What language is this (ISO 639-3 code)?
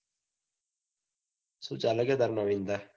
guj